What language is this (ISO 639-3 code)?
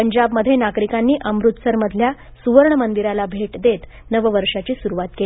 mar